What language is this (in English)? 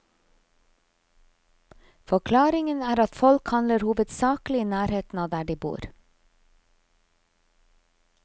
Norwegian